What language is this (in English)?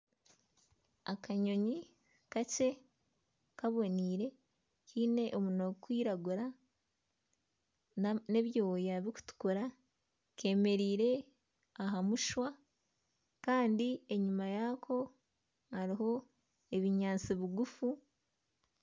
Nyankole